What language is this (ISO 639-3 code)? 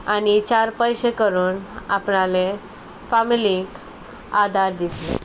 kok